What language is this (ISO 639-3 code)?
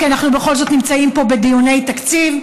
heb